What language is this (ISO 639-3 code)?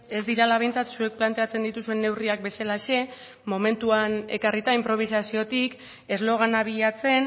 eus